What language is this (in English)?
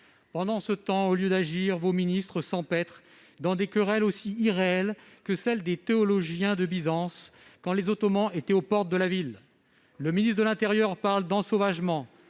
French